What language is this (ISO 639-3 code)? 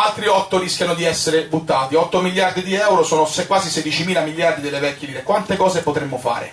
ita